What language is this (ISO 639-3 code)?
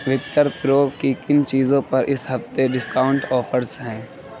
urd